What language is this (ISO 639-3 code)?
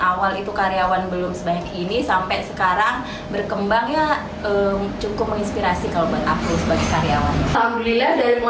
ind